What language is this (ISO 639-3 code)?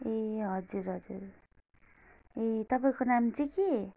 nep